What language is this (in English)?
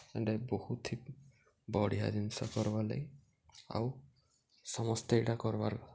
Odia